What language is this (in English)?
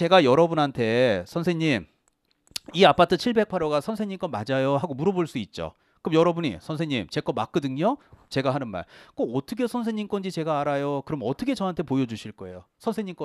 Korean